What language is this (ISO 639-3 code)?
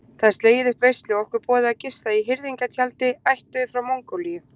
isl